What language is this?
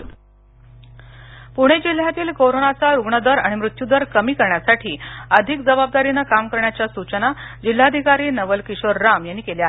Marathi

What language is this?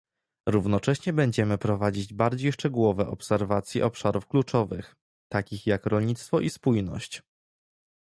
Polish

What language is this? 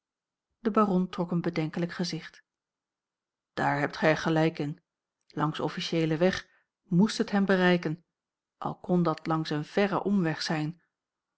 Dutch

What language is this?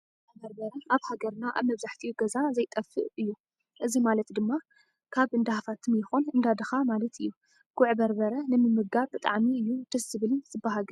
Tigrinya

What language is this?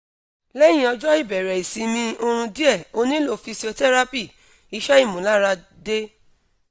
Yoruba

